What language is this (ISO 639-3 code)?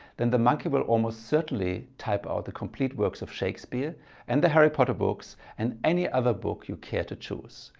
eng